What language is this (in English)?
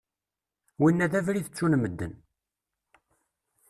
Kabyle